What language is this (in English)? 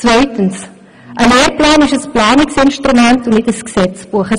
Swiss German